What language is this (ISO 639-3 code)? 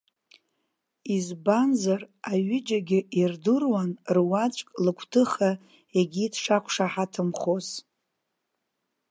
abk